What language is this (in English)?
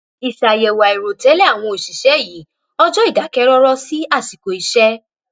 Yoruba